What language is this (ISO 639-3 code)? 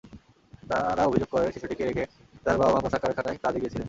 ben